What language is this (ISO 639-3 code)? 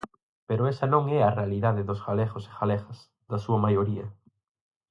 glg